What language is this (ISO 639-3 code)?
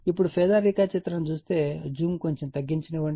tel